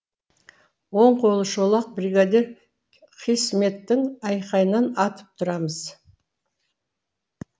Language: Kazakh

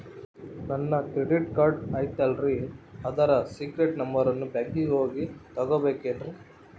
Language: Kannada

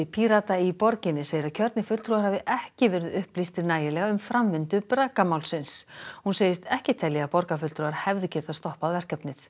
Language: Icelandic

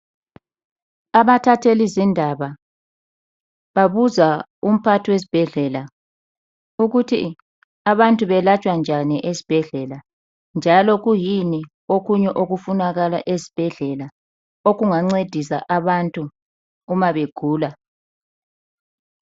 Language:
North Ndebele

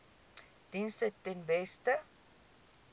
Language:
Afrikaans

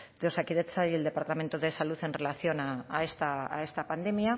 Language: Spanish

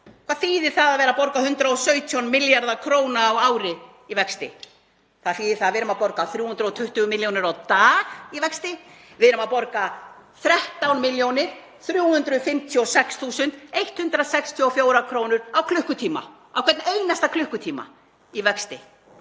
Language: Icelandic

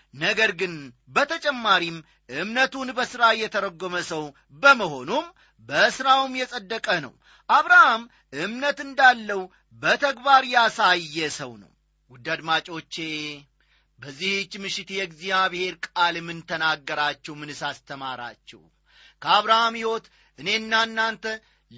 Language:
Amharic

